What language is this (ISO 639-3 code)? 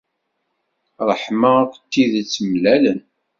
kab